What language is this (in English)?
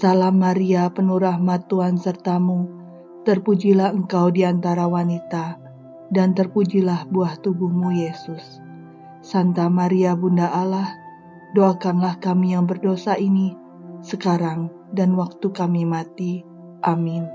Indonesian